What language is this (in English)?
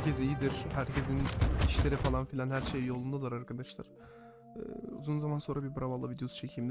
Turkish